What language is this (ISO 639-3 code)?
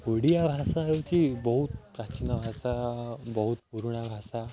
ori